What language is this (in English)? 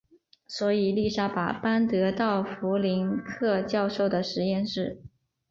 Chinese